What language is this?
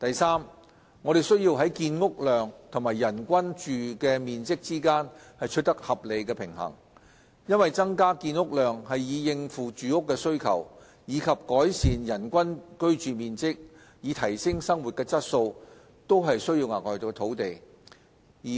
Cantonese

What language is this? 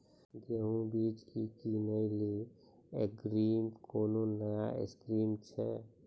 Maithili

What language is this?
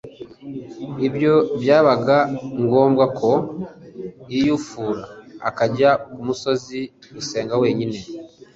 Kinyarwanda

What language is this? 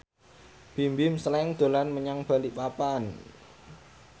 Javanese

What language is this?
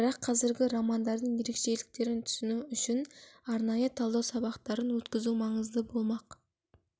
Kazakh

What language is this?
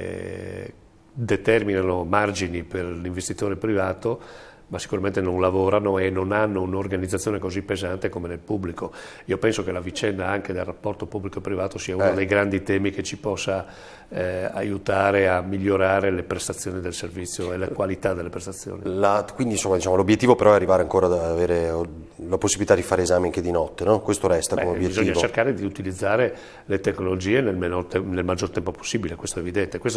Italian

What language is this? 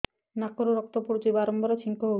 Odia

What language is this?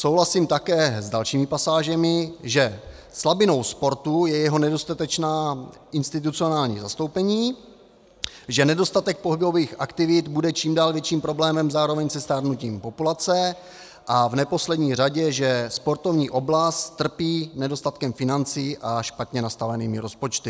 Czech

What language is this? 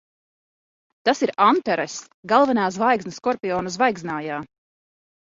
Latvian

